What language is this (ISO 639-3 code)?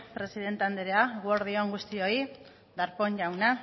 eus